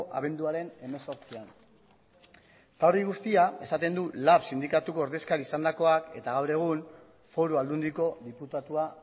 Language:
Basque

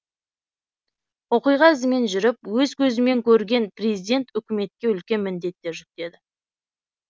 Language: Kazakh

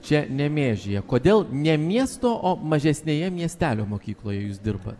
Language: Lithuanian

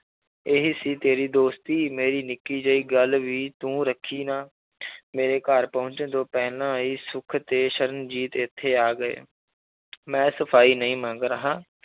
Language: Punjabi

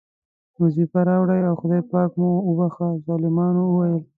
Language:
Pashto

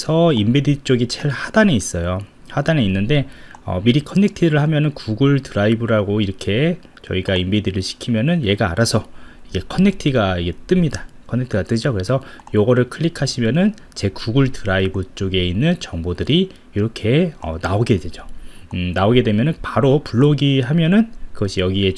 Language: Korean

